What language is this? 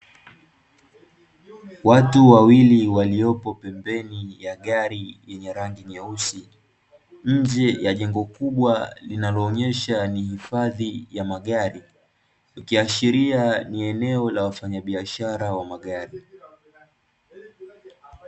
Swahili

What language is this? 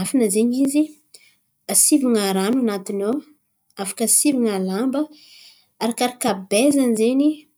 Antankarana Malagasy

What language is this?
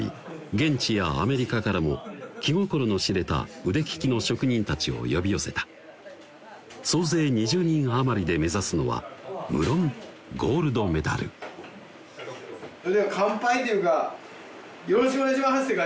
Japanese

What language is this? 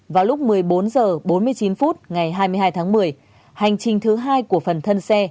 Vietnamese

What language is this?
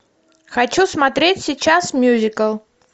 Russian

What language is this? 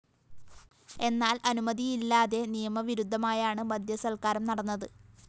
Malayalam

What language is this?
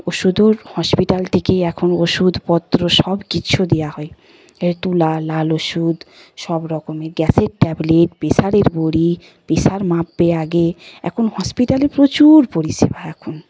Bangla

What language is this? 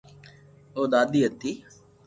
Loarki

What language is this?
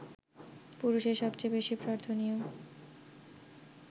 Bangla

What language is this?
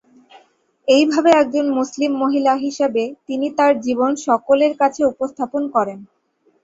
Bangla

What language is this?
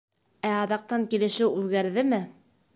Bashkir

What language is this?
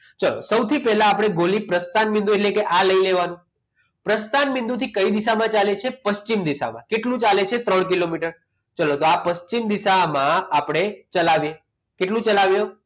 Gujarati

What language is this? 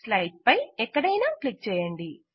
Telugu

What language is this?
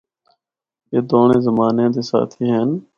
Northern Hindko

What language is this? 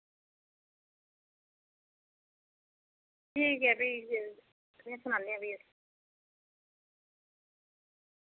Dogri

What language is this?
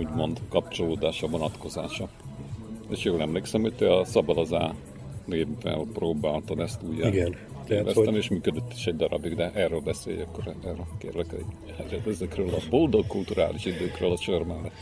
Hungarian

